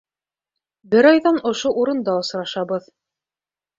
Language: Bashkir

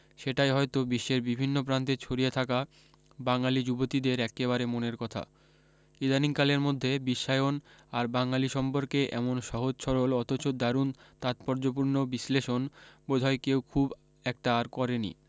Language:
Bangla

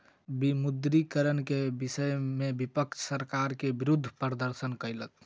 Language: Maithili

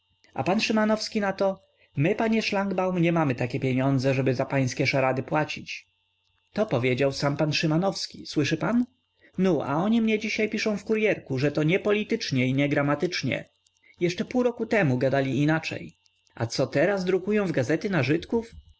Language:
Polish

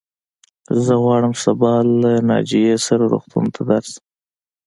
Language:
Pashto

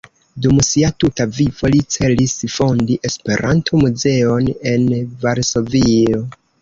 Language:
Esperanto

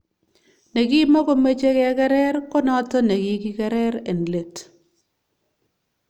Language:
Kalenjin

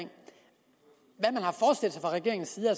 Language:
Danish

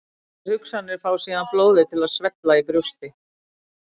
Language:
Icelandic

